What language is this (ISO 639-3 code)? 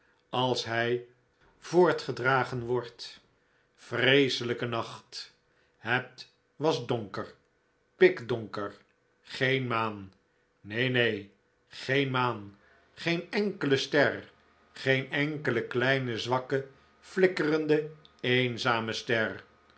nld